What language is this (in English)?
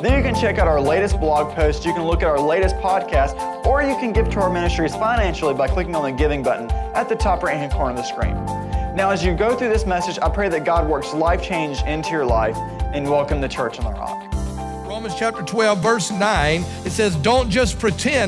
English